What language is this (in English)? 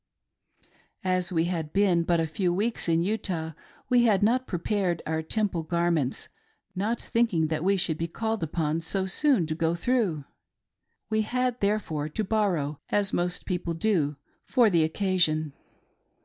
English